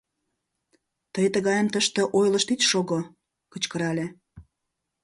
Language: Mari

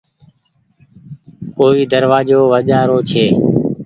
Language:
Goaria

